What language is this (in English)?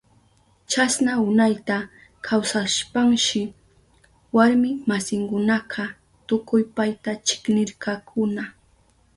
Southern Pastaza Quechua